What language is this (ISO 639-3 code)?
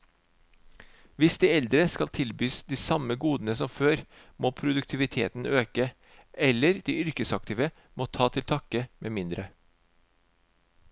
nor